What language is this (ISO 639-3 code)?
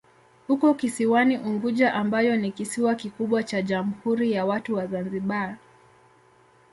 swa